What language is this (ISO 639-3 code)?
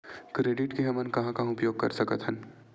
hne